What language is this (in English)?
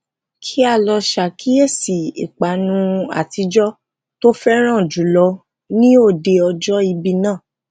Yoruba